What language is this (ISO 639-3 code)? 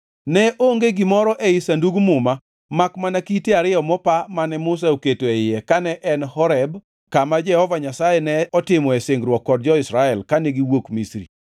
luo